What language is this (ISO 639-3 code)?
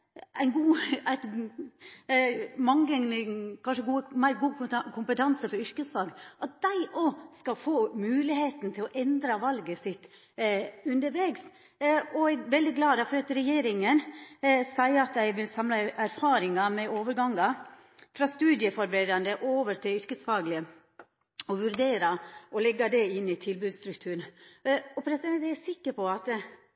nno